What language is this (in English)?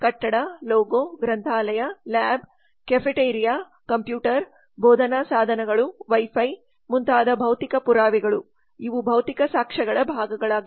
Kannada